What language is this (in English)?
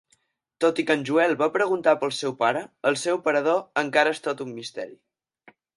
Catalan